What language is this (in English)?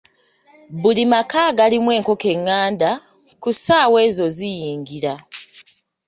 Ganda